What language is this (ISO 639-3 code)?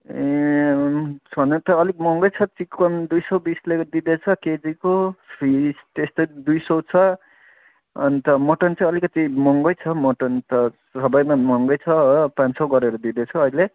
nep